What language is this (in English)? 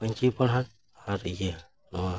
Santali